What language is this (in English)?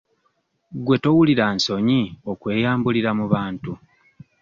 Ganda